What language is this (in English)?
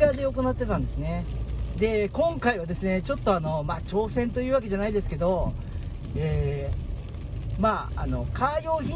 Japanese